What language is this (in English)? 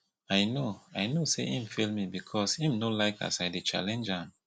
Nigerian Pidgin